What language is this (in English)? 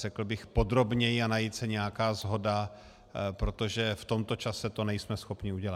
Czech